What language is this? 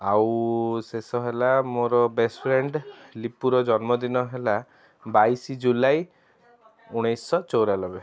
Odia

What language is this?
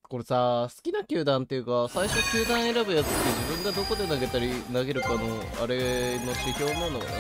Japanese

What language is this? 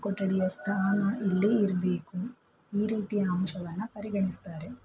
Kannada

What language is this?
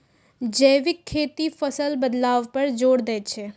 Maithili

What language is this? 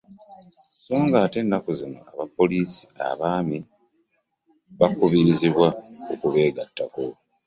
Ganda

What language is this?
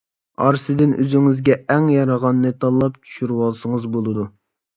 Uyghur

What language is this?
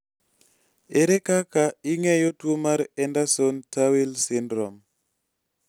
Luo (Kenya and Tanzania)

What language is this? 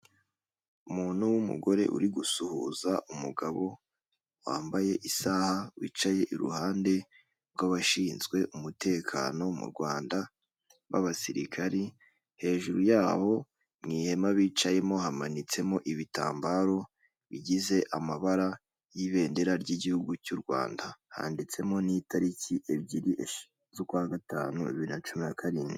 Kinyarwanda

